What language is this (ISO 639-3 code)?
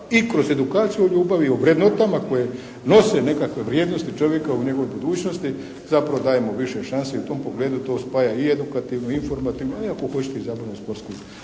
hrv